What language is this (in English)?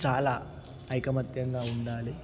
Telugu